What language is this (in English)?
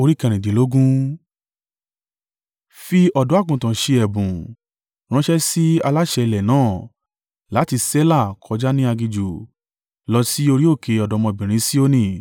Yoruba